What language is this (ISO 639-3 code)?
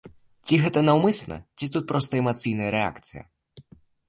bel